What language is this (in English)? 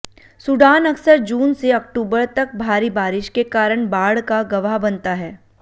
Hindi